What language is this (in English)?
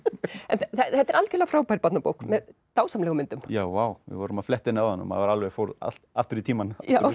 Icelandic